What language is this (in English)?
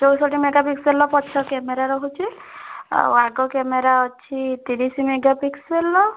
Odia